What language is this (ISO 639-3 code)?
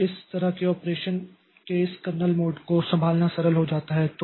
hin